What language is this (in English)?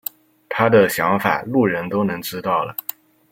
Chinese